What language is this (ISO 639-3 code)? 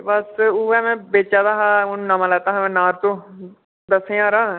doi